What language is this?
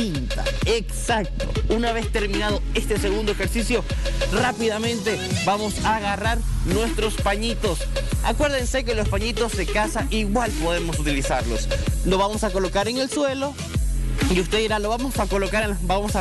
Spanish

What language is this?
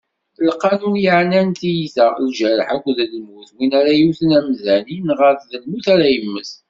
Kabyle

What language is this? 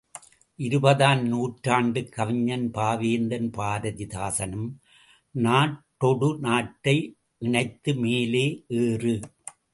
Tamil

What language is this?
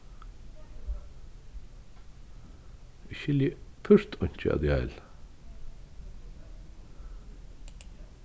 Faroese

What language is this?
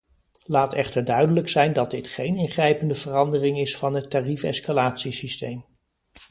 Dutch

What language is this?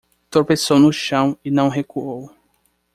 Portuguese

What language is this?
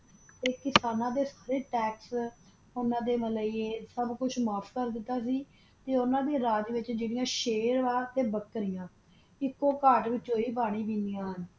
Punjabi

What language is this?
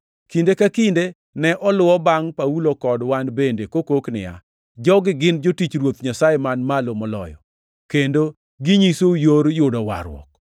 Luo (Kenya and Tanzania)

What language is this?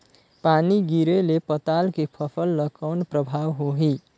Chhattisgarhi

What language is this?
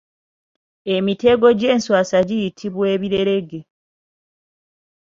Ganda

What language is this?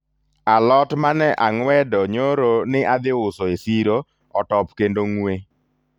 Luo (Kenya and Tanzania)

